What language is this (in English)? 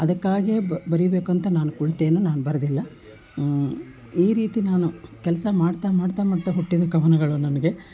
Kannada